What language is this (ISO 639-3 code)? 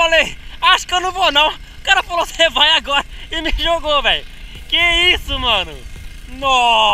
por